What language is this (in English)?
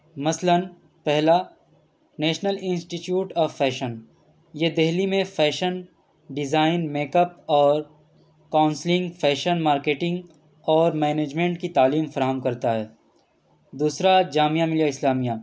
Urdu